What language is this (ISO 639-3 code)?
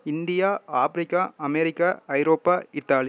tam